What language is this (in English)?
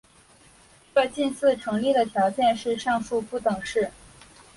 Chinese